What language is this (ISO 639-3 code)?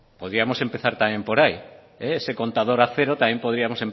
spa